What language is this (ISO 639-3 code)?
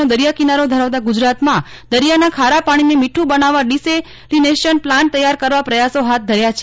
guj